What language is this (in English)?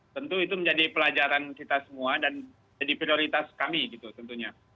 Indonesian